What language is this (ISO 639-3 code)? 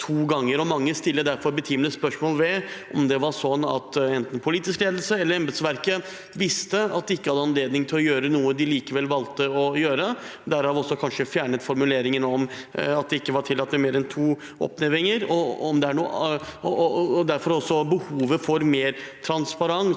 nor